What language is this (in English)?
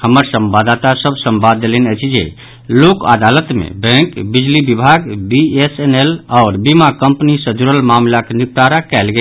Maithili